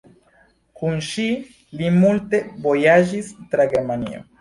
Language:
Esperanto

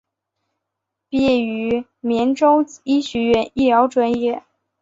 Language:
Chinese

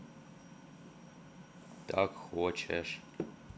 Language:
Russian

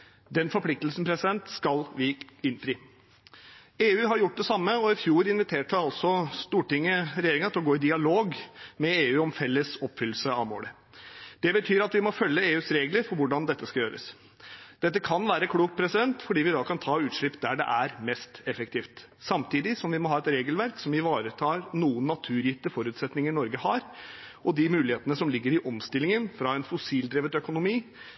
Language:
Norwegian Bokmål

